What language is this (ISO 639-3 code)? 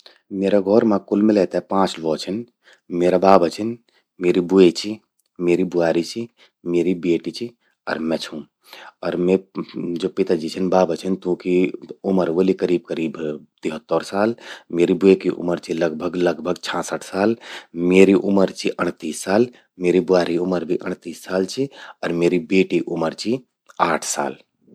gbm